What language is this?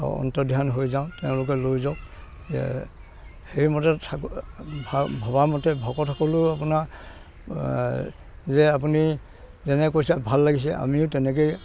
Assamese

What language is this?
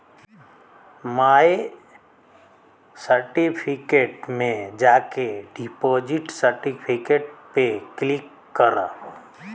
Bhojpuri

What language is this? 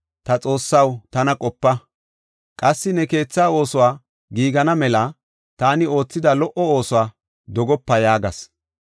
Gofa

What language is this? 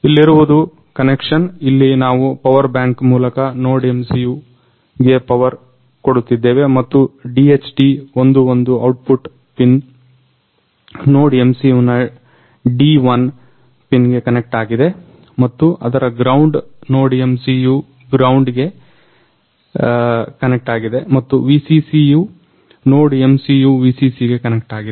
Kannada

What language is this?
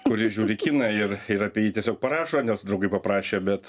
Lithuanian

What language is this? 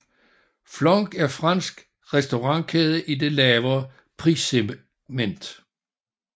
Danish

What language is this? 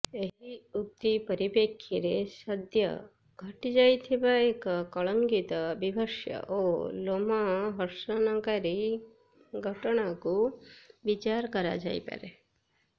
Odia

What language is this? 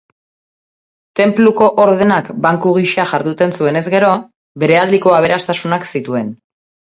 Basque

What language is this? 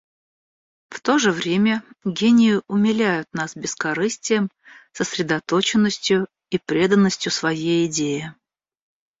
Russian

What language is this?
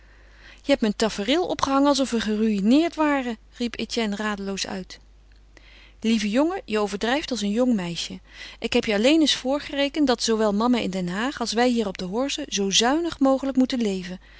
Dutch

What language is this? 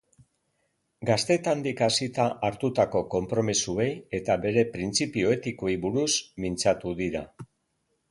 Basque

